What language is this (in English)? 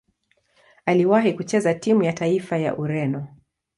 Swahili